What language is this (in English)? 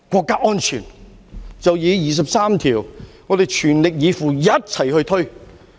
Cantonese